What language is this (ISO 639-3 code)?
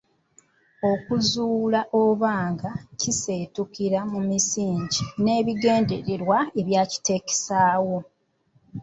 lug